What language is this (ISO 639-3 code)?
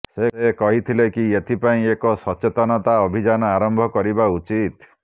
ori